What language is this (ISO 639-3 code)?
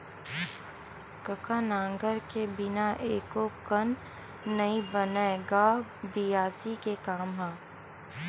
hne